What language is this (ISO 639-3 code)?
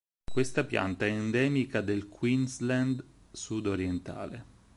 ita